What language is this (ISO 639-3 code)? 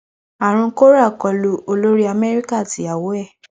yor